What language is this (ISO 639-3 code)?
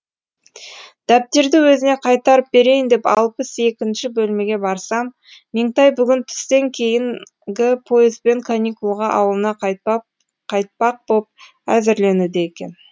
kaz